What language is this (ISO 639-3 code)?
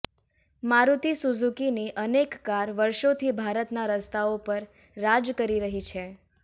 guj